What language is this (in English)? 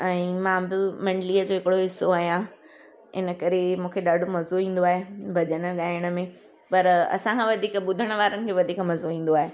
Sindhi